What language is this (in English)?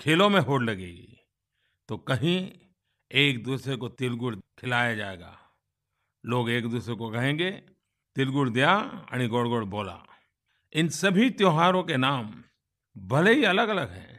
Hindi